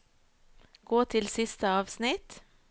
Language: Norwegian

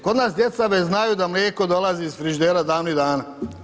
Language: Croatian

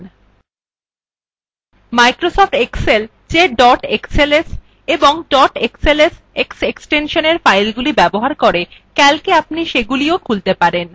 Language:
Bangla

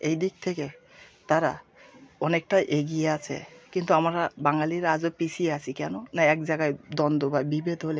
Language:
Bangla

